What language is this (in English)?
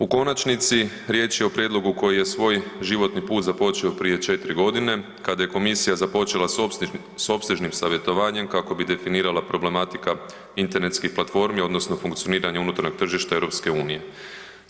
Croatian